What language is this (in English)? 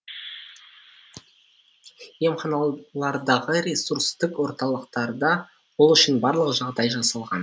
Kazakh